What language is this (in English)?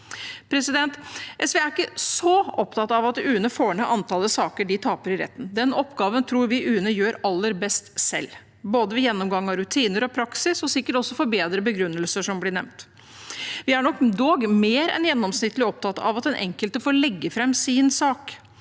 Norwegian